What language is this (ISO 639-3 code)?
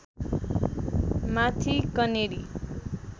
nep